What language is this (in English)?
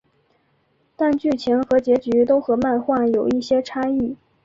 Chinese